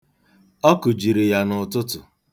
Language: Igbo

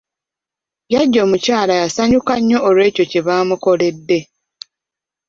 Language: Ganda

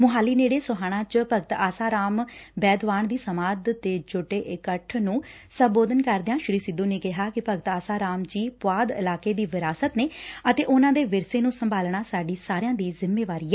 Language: Punjabi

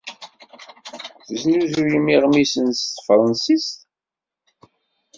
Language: Kabyle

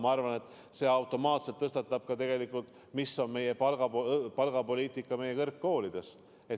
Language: Estonian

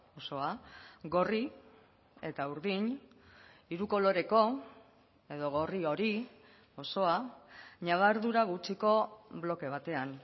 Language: Basque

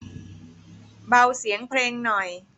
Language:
Thai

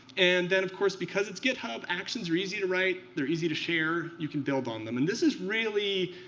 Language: English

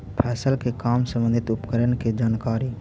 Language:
Magahi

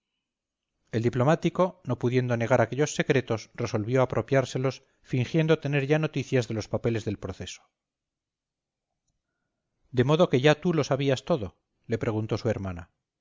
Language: Spanish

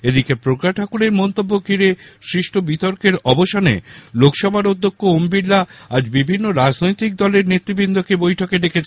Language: Bangla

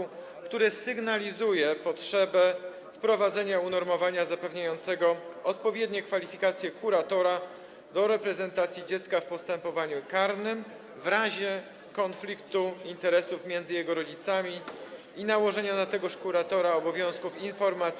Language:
Polish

